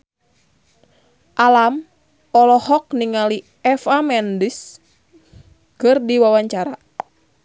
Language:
Sundanese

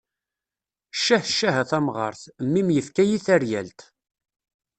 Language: Kabyle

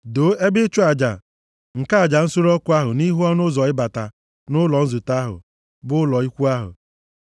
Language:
Igbo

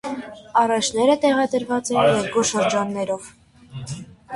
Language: Armenian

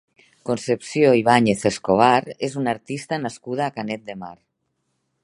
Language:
Catalan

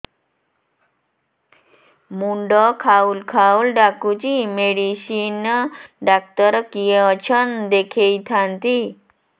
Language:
Odia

